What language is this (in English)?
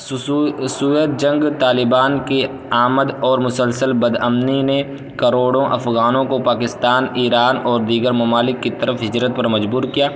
Urdu